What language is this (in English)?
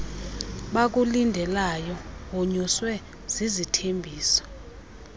Xhosa